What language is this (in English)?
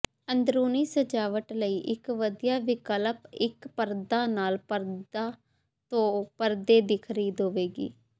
Punjabi